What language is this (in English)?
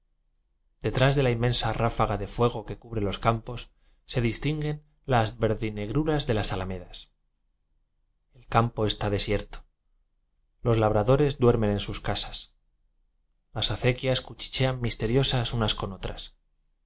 Spanish